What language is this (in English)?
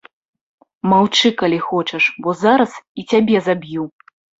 Belarusian